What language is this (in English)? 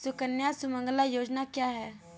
Hindi